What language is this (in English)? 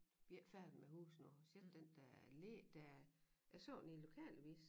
Danish